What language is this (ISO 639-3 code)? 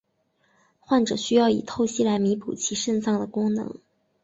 zho